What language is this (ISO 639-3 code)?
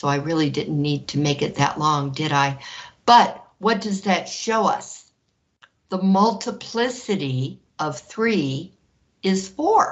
eng